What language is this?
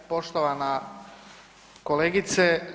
Croatian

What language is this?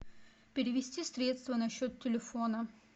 Russian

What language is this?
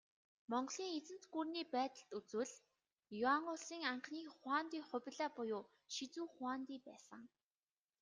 Mongolian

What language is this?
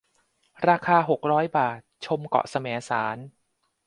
Thai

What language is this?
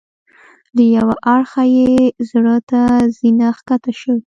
Pashto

